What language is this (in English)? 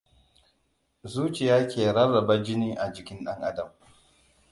Hausa